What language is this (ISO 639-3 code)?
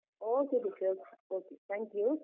kan